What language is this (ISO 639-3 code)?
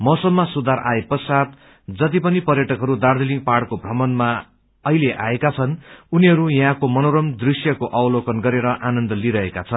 nep